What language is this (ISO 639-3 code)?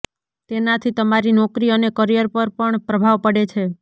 guj